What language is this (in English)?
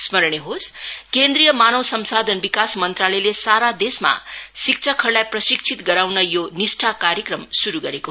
Nepali